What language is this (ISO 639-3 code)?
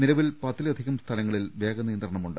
mal